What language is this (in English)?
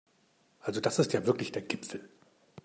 German